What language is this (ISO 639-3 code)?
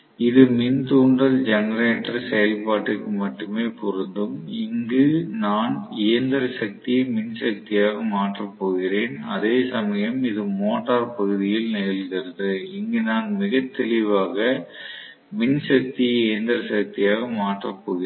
tam